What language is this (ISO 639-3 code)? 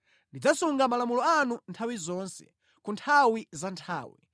nya